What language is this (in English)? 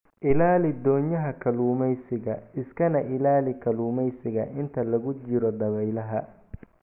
Somali